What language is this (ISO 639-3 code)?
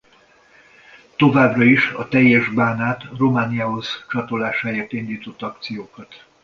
hun